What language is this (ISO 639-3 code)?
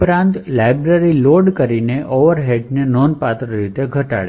guj